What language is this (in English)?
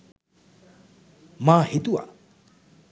Sinhala